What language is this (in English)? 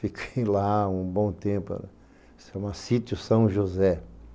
Portuguese